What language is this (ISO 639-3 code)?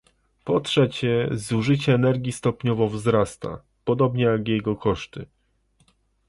pol